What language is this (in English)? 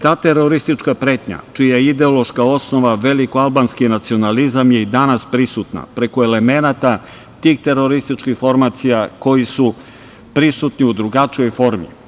Serbian